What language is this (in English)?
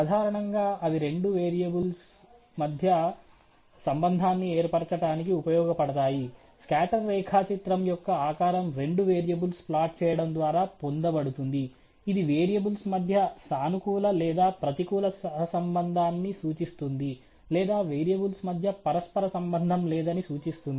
Telugu